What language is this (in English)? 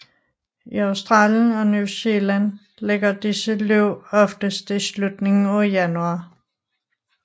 Danish